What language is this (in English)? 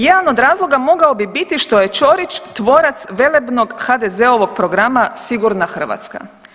Croatian